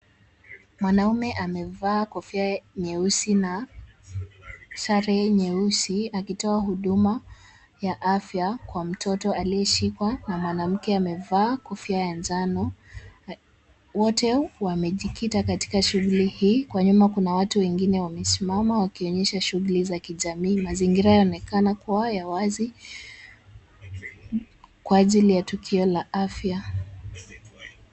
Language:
Swahili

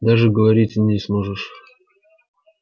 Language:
Russian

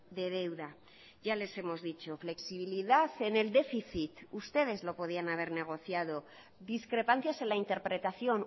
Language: Spanish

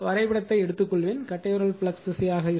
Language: Tamil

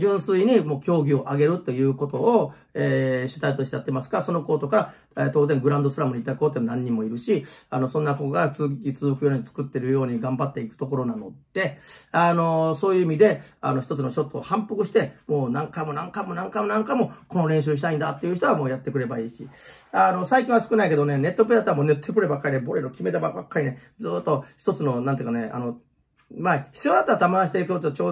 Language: Japanese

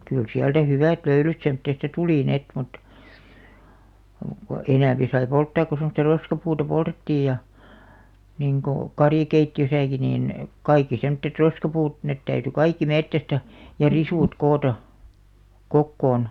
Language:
Finnish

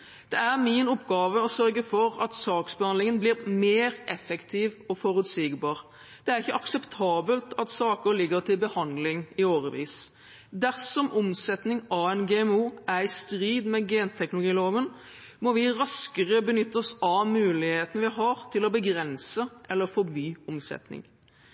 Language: Norwegian Bokmål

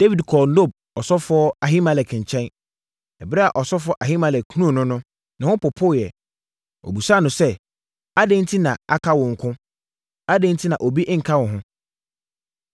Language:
Akan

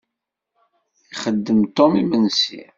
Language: Kabyle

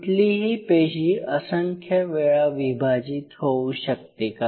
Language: Marathi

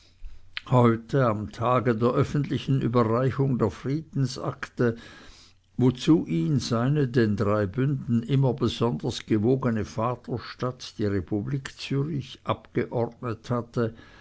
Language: German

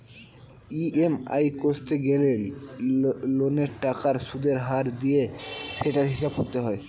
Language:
Bangla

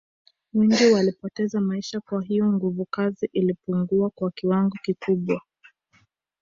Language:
Swahili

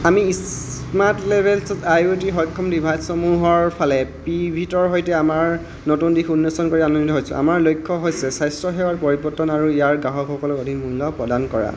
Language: Assamese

